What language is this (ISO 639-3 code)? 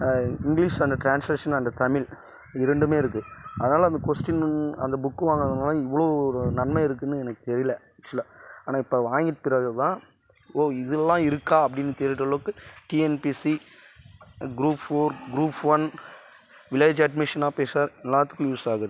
tam